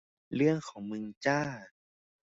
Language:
Thai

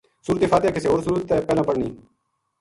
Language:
Gujari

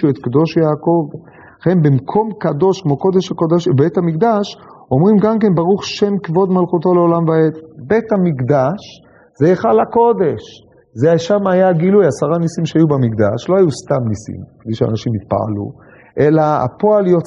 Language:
Hebrew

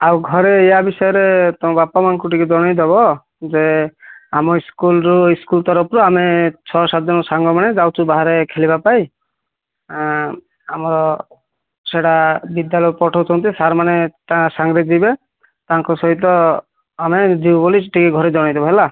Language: Odia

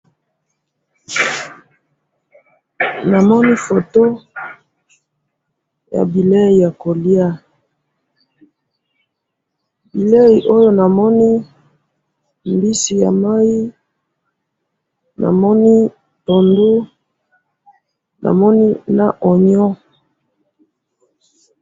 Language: Lingala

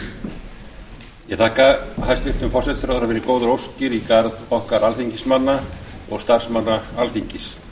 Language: Icelandic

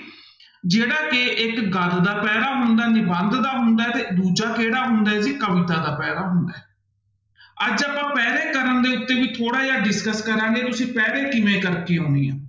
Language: Punjabi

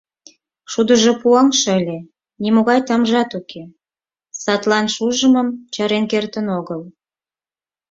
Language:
Mari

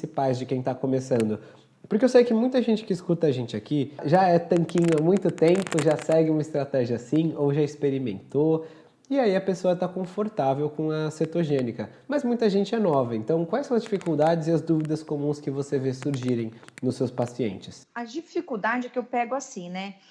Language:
Portuguese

